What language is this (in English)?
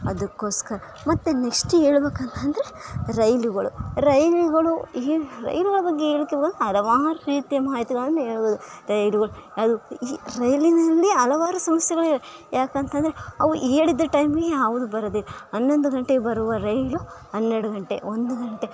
Kannada